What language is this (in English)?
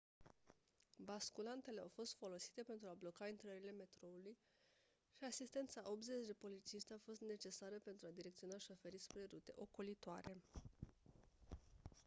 Romanian